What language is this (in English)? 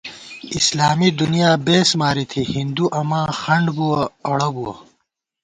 Gawar-Bati